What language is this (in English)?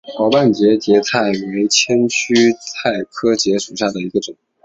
Chinese